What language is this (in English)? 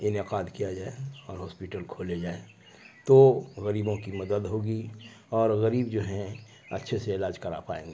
Urdu